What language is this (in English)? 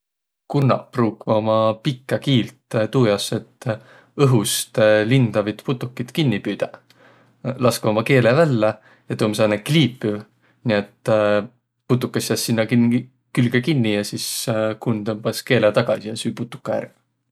Võro